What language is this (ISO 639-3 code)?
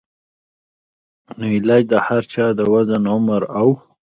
pus